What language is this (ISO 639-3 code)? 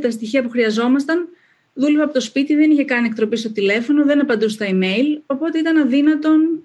ell